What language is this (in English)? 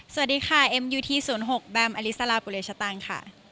Thai